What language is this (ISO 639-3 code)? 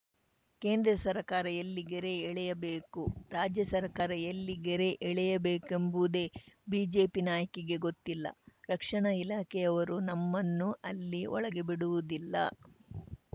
kan